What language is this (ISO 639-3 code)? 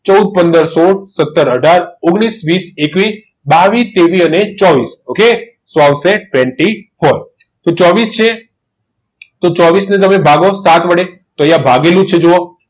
guj